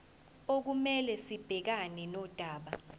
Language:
Zulu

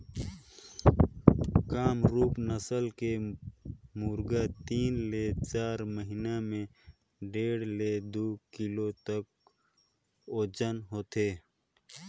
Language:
Chhattisgarhi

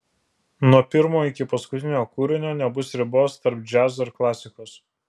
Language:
Lithuanian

